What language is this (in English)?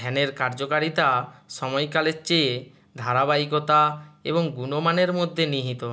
Bangla